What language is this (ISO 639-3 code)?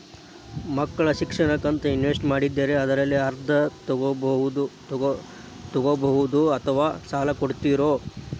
kan